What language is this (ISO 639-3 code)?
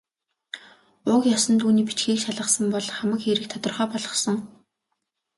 mon